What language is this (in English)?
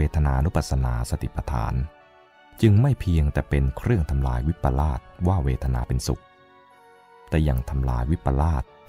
Thai